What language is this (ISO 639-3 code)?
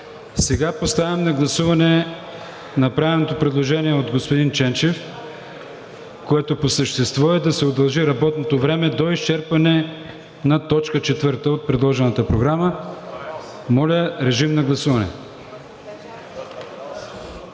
bul